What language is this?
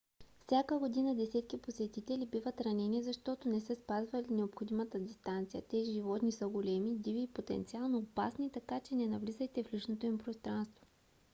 Bulgarian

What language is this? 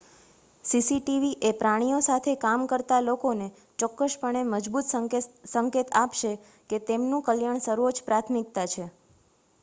Gujarati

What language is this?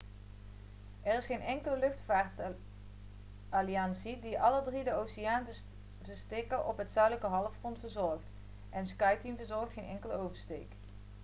Dutch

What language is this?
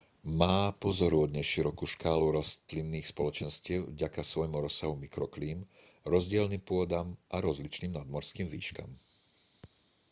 Slovak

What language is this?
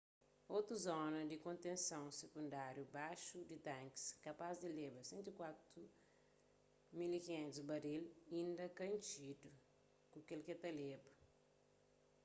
Kabuverdianu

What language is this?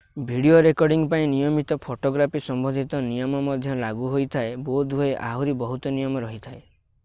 Odia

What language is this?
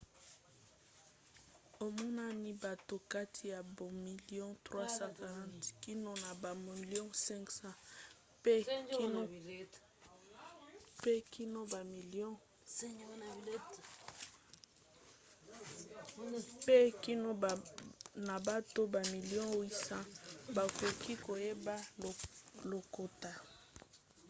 Lingala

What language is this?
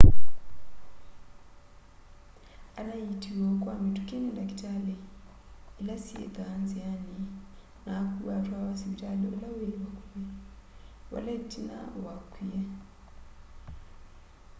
Kamba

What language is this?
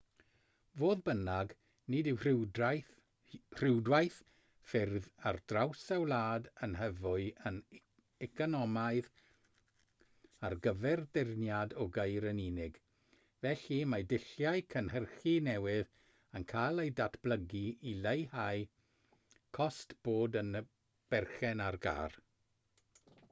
Welsh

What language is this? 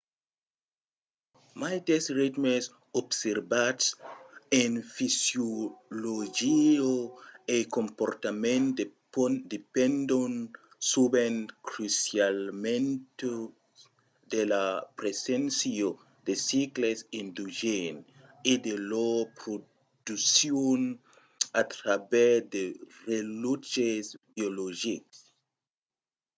Occitan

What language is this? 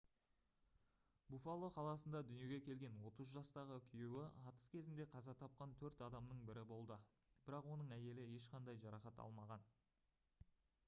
Kazakh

